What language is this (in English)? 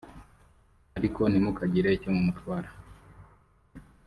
Kinyarwanda